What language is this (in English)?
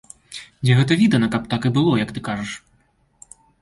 Belarusian